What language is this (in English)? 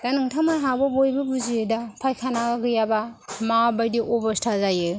Bodo